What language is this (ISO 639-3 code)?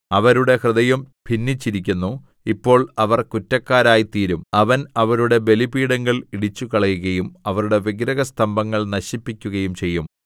mal